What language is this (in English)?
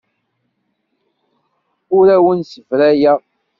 Kabyle